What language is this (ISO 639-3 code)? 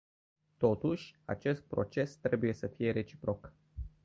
ron